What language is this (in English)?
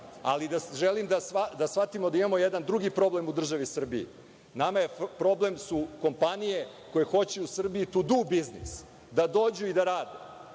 Serbian